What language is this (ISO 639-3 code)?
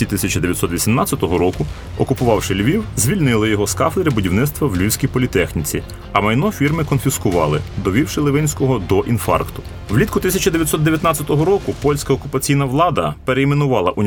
ukr